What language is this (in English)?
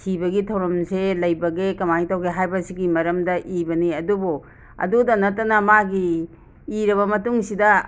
Manipuri